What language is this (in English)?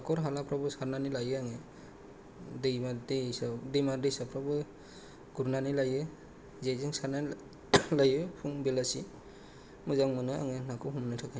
Bodo